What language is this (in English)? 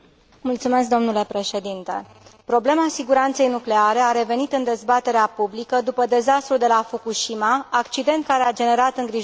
Romanian